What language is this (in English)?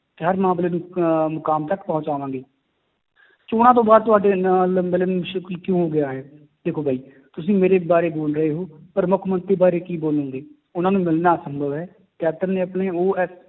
Punjabi